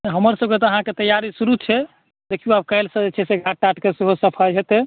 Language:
Maithili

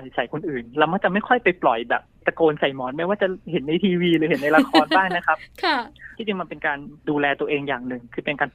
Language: Thai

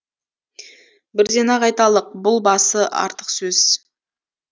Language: Kazakh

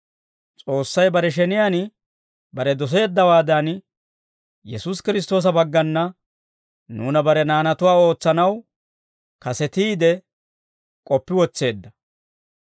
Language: Dawro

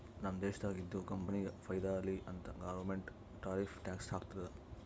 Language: Kannada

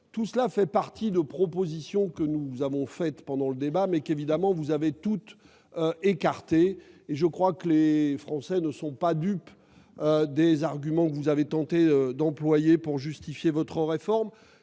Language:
French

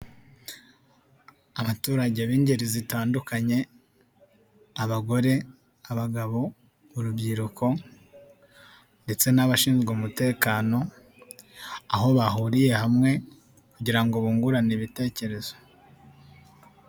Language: Kinyarwanda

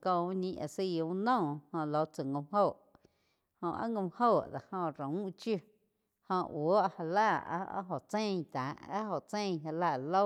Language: Quiotepec Chinantec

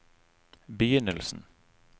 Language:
Norwegian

